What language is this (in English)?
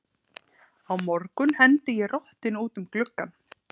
Icelandic